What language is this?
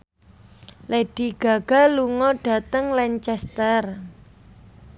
Javanese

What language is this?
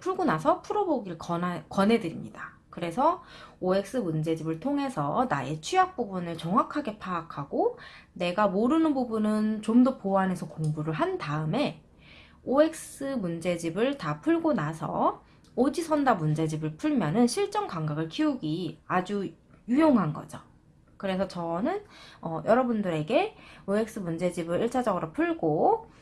Korean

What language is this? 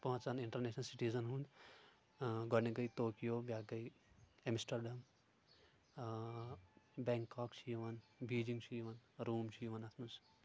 Kashmiri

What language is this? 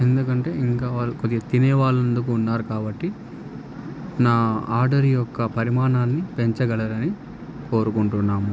Telugu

